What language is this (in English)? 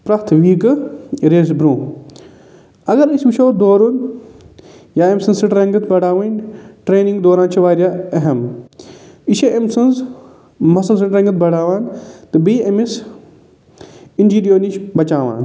Kashmiri